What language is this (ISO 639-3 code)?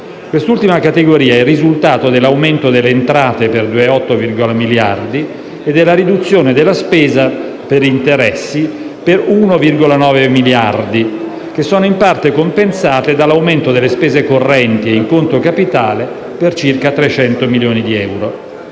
ita